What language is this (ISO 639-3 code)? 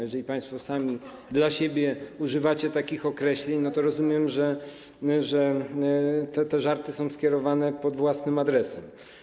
pol